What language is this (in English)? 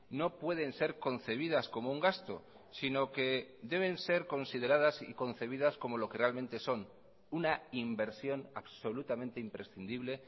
Spanish